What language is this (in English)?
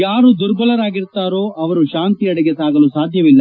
Kannada